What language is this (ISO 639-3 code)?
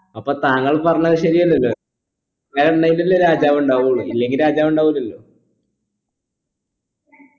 mal